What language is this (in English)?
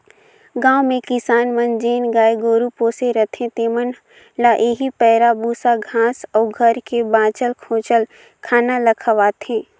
Chhattisgarhi